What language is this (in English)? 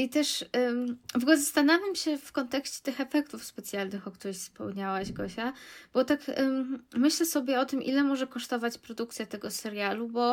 Polish